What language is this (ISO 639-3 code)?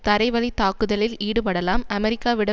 tam